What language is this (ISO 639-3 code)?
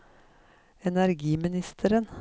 nor